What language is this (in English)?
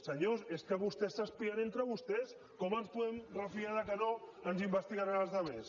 Catalan